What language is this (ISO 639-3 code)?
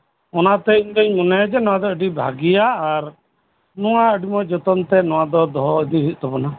sat